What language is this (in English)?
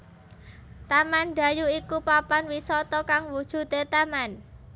Javanese